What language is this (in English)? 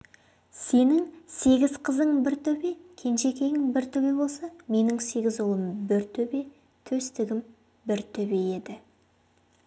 Kazakh